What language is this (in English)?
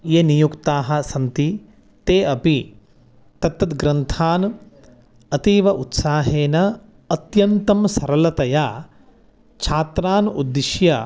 Sanskrit